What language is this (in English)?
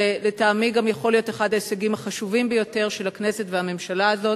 Hebrew